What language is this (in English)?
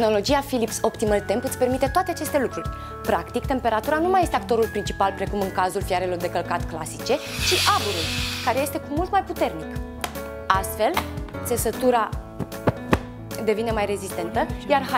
Romanian